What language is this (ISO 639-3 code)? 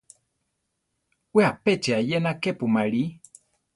tar